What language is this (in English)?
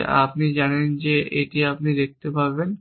Bangla